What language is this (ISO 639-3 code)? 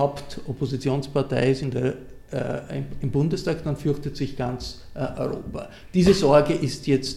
deu